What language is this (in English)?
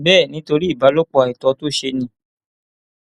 Yoruba